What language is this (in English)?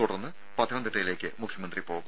Malayalam